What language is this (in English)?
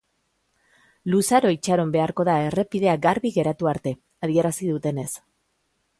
Basque